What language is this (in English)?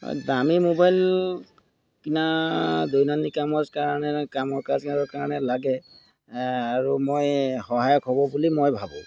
Assamese